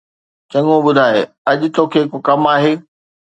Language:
Sindhi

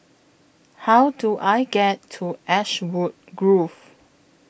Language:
English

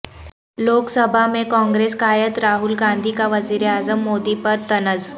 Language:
Urdu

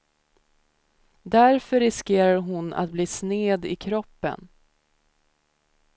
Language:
Swedish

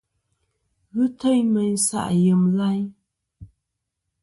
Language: Kom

